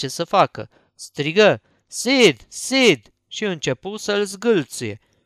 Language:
Romanian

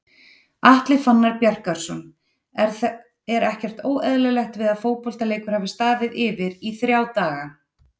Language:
Icelandic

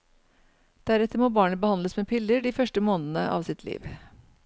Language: Norwegian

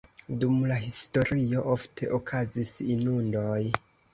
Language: Esperanto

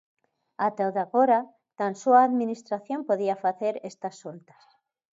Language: Galician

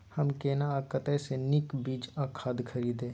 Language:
Maithili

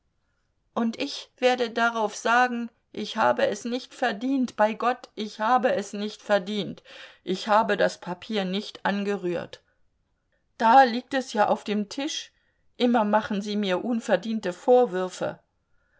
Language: German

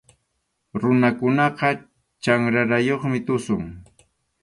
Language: Arequipa-La Unión Quechua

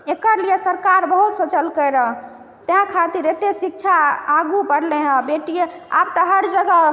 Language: Maithili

